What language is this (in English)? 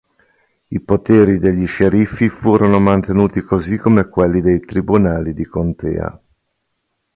Italian